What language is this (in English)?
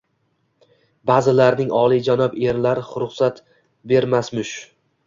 Uzbek